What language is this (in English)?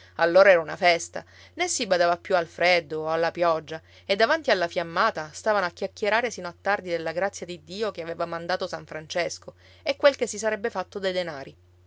Italian